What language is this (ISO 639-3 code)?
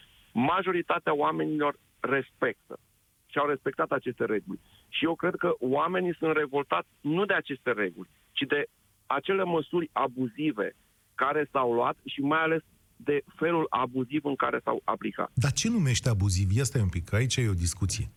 ron